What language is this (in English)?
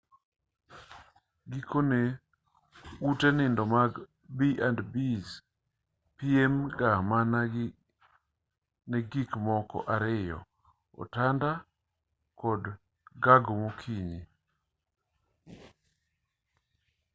Luo (Kenya and Tanzania)